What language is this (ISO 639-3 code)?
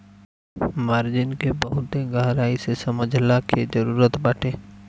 bho